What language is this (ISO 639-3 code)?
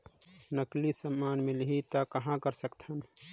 hne